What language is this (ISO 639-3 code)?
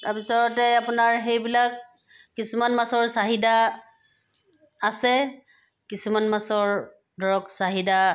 asm